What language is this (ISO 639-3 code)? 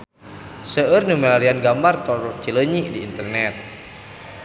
sun